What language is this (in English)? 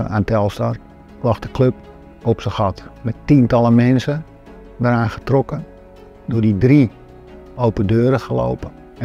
Dutch